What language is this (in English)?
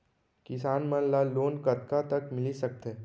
Chhattisgarhi